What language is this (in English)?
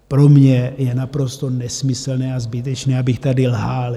Czech